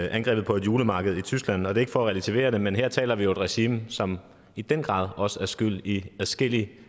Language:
Danish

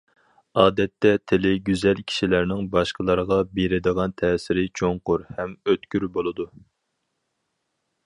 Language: Uyghur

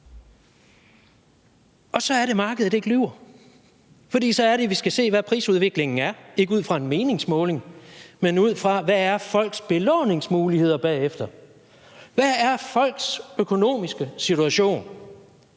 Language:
Danish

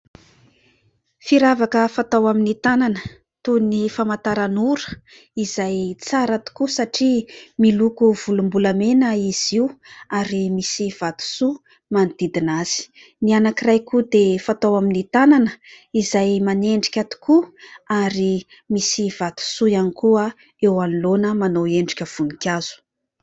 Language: Malagasy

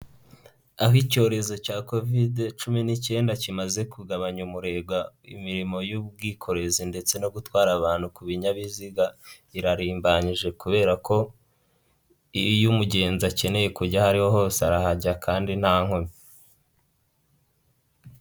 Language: Kinyarwanda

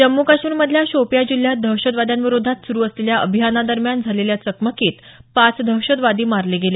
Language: Marathi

